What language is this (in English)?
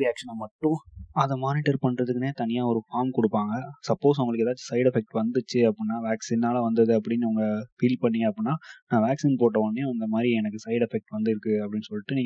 Tamil